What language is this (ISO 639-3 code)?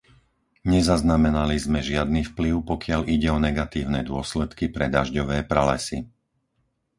slk